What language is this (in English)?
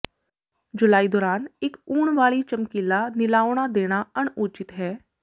Punjabi